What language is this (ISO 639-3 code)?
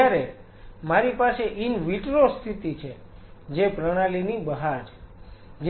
guj